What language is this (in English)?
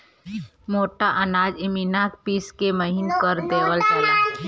Bhojpuri